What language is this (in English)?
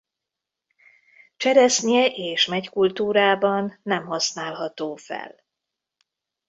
Hungarian